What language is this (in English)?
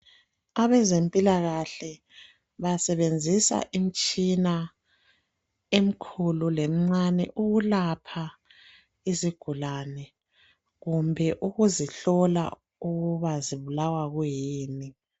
North Ndebele